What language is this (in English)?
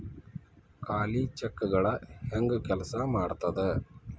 Kannada